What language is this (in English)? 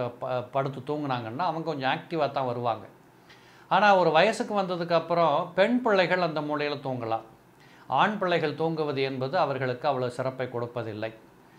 Turkish